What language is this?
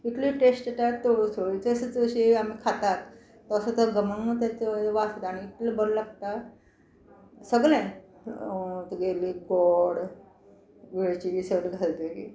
Konkani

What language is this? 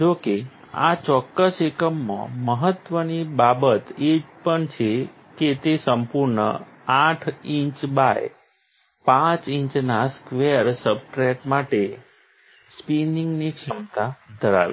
Gujarati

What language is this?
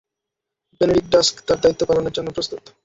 Bangla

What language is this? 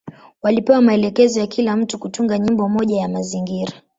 Swahili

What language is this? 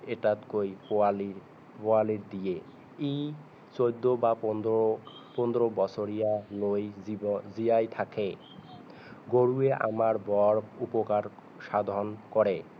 Assamese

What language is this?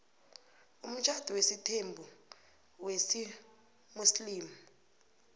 South Ndebele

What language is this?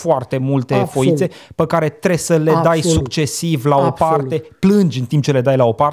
Romanian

